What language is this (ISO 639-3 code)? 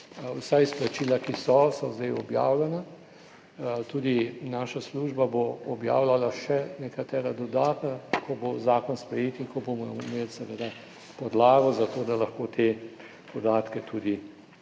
slv